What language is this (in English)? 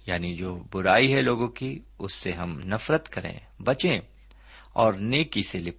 Urdu